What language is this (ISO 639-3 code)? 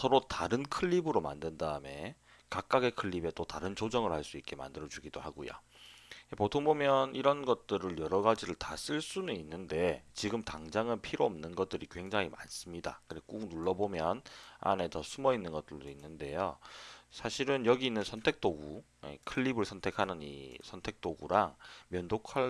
kor